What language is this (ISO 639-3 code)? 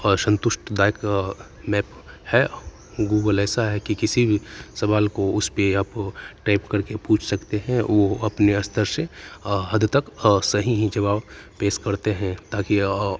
hin